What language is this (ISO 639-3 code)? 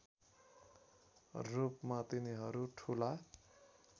nep